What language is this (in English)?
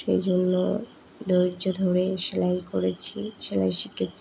Bangla